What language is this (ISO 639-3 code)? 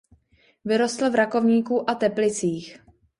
ces